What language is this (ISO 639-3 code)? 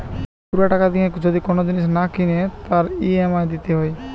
ben